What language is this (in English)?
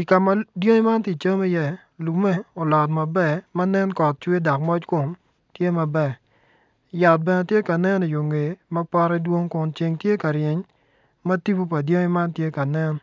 Acoli